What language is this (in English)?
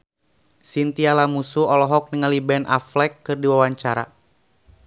Sundanese